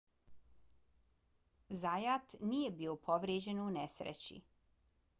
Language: Bosnian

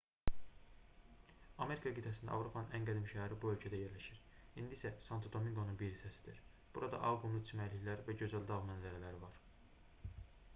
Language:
Azerbaijani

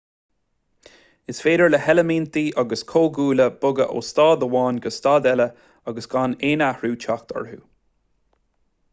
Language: Irish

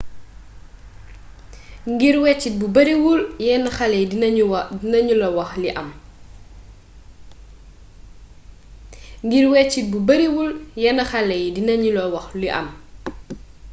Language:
Wolof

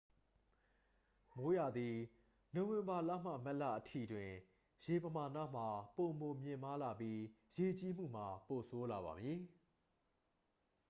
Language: Burmese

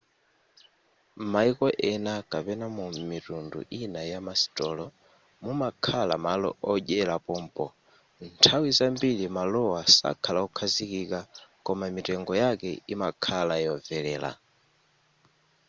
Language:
Nyanja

